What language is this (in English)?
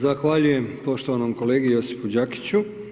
Croatian